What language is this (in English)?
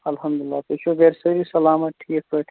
Kashmiri